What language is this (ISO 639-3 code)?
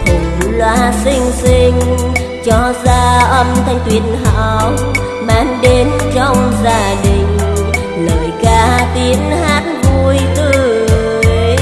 vie